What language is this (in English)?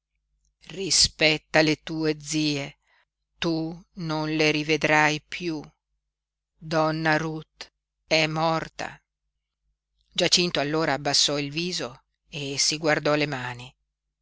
Italian